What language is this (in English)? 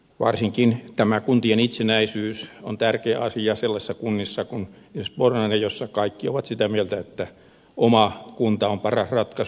Finnish